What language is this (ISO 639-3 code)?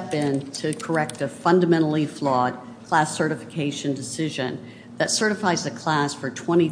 eng